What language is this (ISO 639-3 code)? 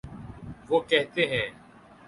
urd